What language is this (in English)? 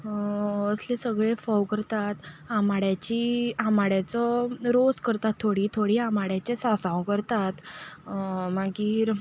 Konkani